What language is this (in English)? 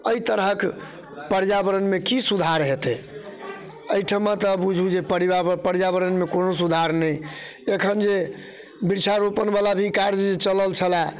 Maithili